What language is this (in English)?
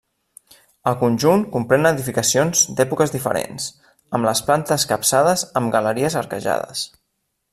Catalan